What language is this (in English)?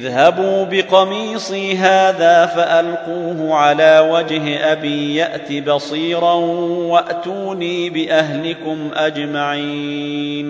Arabic